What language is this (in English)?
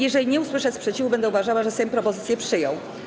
Polish